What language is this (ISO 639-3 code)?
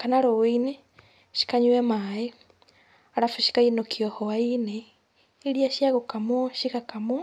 kik